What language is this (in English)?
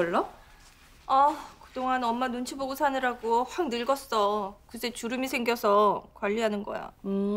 Korean